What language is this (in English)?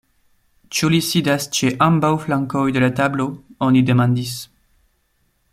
Esperanto